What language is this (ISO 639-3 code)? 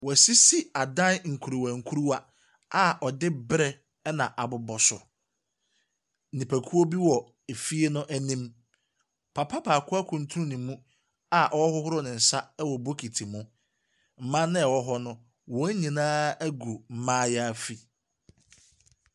aka